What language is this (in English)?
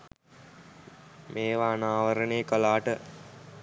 Sinhala